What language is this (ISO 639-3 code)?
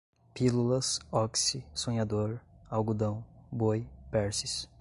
por